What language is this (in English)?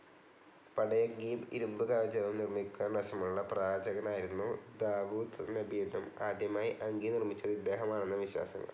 Malayalam